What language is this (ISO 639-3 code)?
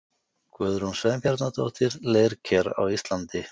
isl